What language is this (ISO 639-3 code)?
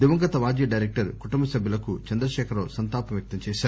tel